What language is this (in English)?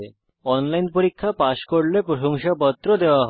Bangla